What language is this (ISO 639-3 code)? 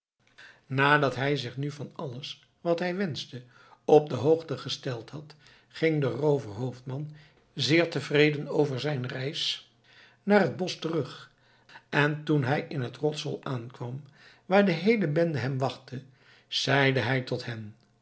nld